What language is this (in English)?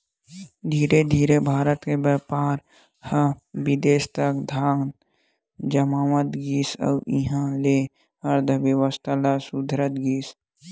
Chhattisgarhi